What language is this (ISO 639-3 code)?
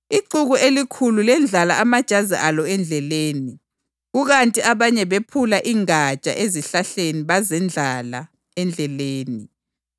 nde